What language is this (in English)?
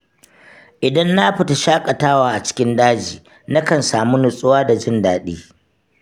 Hausa